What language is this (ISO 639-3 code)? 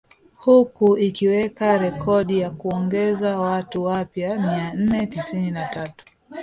swa